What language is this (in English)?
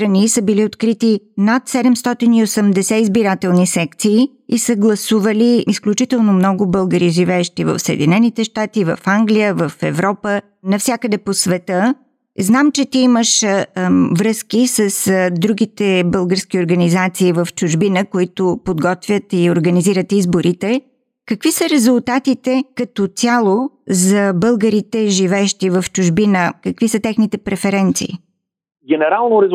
Bulgarian